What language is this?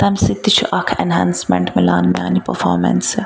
Kashmiri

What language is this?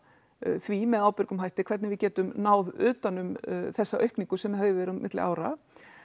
Icelandic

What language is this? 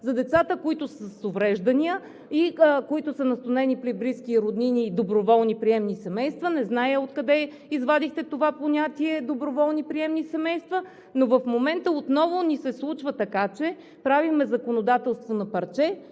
Bulgarian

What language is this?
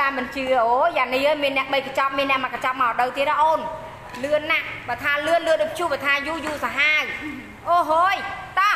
Thai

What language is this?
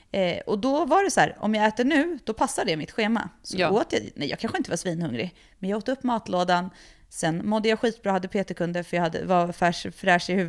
Swedish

